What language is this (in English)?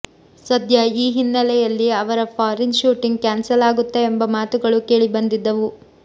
Kannada